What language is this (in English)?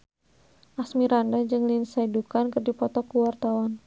Sundanese